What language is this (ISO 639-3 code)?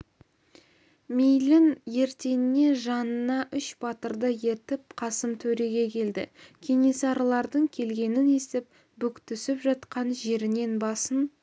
kaz